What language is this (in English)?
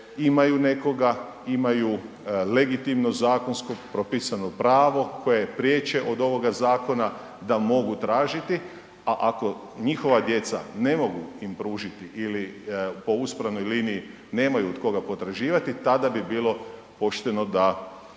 Croatian